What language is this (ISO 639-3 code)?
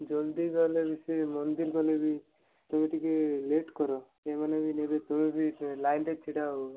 ori